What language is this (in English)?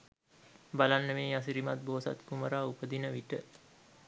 Sinhala